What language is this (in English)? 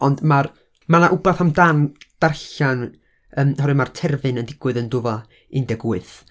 Welsh